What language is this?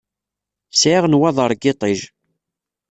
Kabyle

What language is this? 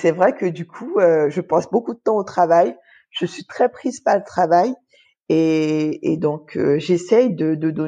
French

